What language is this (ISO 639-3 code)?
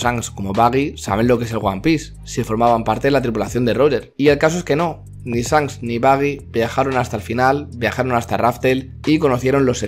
spa